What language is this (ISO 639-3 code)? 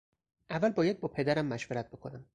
fas